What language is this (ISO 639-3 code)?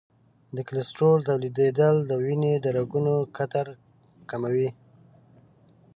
pus